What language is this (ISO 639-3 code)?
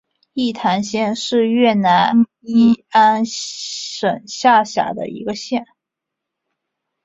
zho